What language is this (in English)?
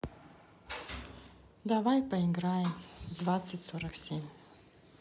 Russian